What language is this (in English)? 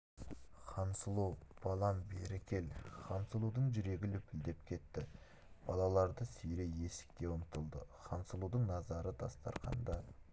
Kazakh